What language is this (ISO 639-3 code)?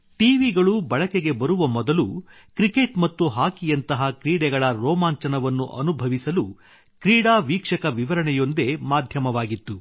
kan